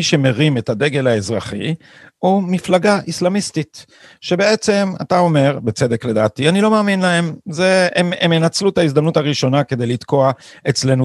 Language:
Hebrew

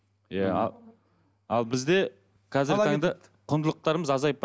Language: Kazakh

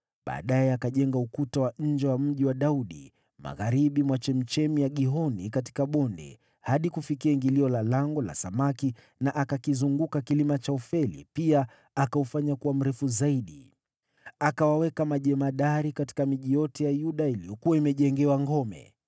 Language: Swahili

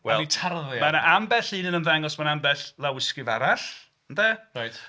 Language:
Welsh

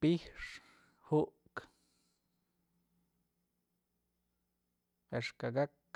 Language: Mazatlán Mixe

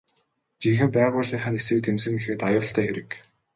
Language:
Mongolian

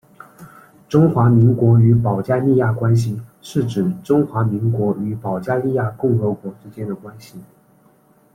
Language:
Chinese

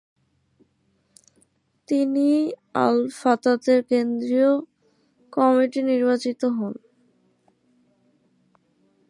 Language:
Bangla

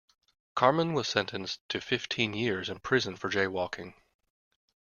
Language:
English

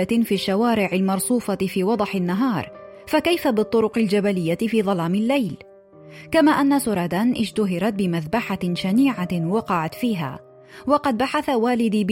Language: Arabic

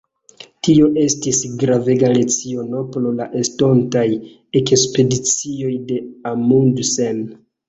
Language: Esperanto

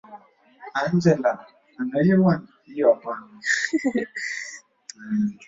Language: Swahili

